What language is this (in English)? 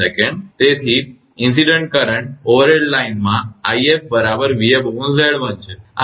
Gujarati